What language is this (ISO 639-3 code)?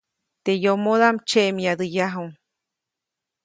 zoc